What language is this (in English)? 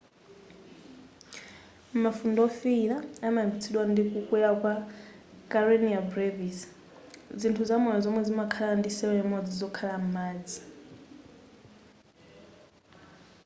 Nyanja